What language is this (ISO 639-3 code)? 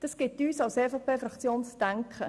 gsw